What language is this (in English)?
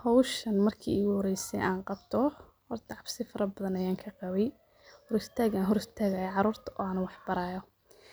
Somali